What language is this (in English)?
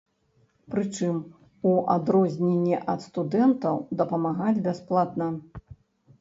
Belarusian